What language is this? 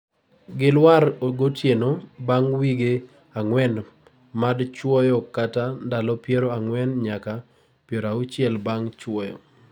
Luo (Kenya and Tanzania)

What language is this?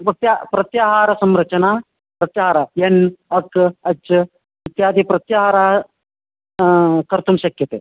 Sanskrit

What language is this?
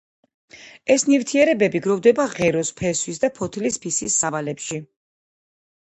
Georgian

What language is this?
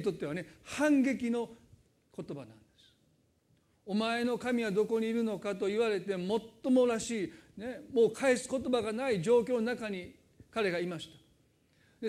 Japanese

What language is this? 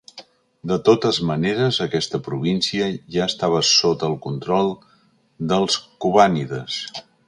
Catalan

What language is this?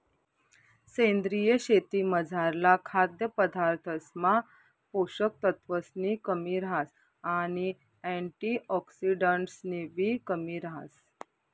Marathi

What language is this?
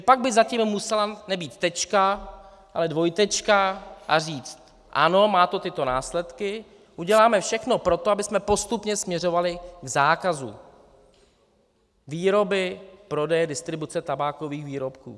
Czech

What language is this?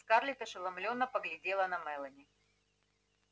Russian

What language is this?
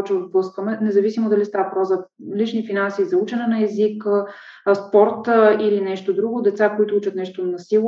Bulgarian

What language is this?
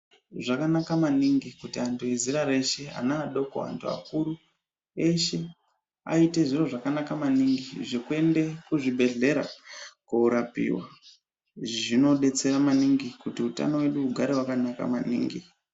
Ndau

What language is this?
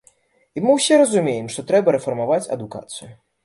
Belarusian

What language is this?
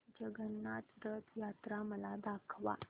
Marathi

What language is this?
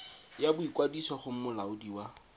Tswana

